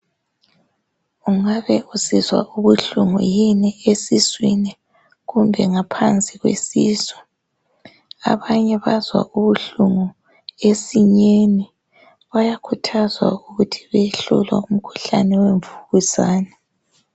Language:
North Ndebele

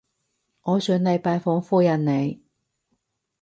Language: Cantonese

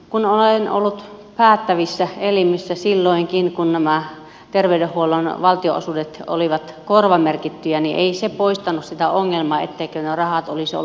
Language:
Finnish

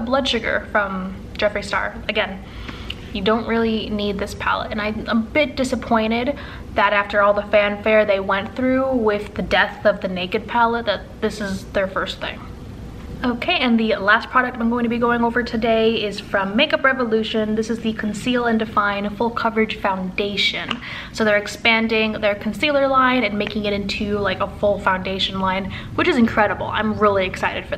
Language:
English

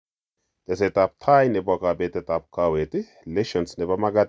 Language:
Kalenjin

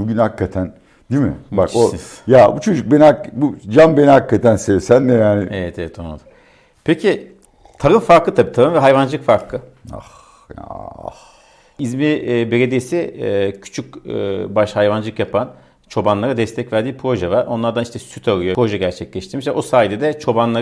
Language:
Turkish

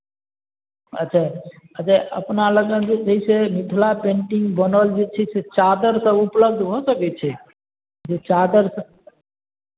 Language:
Maithili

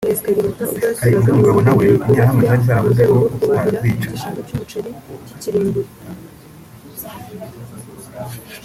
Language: Kinyarwanda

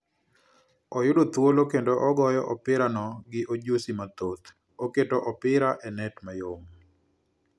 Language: Luo (Kenya and Tanzania)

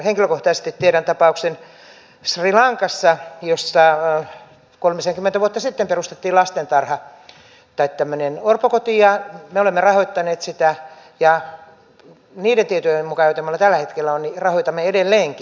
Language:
Finnish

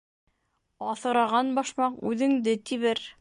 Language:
Bashkir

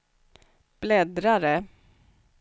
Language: Swedish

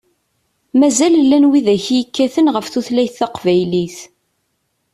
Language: Kabyle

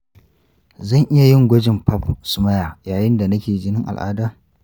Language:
Hausa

